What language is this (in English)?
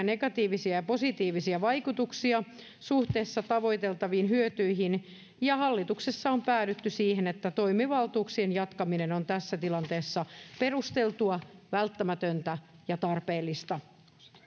Finnish